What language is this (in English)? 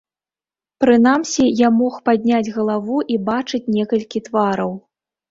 Belarusian